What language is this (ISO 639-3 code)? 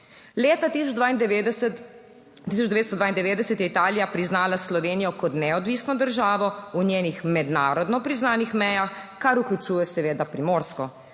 slv